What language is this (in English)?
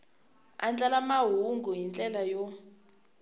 Tsonga